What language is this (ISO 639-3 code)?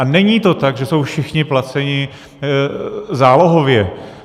ces